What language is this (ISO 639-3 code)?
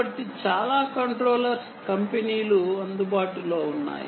tel